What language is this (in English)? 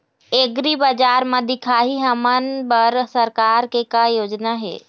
Chhattisgarhi